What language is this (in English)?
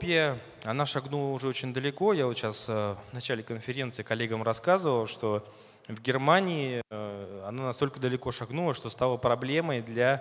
Russian